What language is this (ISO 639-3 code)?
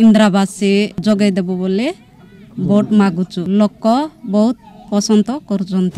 hin